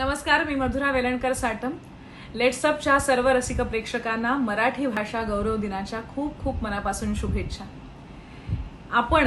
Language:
Marathi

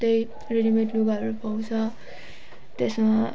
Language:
Nepali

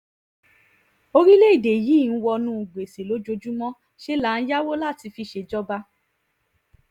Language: Yoruba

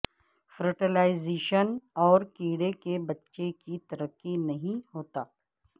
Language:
Urdu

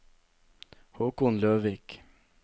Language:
Norwegian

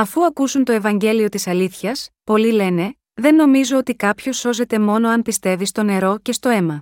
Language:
Greek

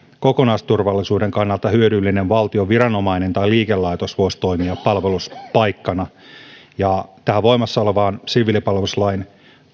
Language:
Finnish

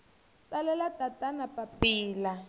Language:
Tsonga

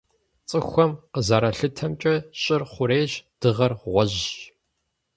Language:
Kabardian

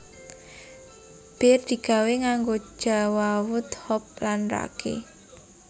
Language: Javanese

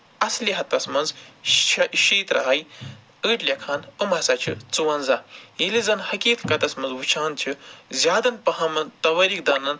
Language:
Kashmiri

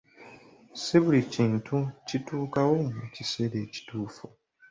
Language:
Ganda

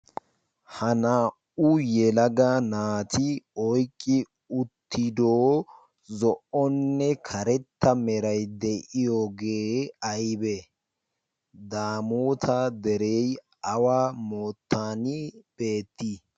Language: Wolaytta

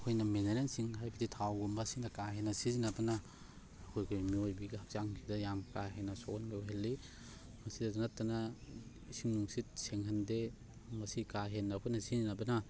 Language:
Manipuri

